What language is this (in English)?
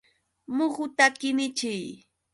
Yauyos Quechua